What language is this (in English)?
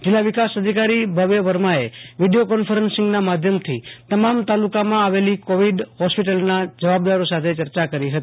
Gujarati